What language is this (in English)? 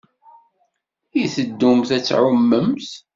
Kabyle